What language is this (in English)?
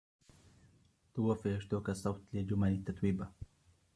Arabic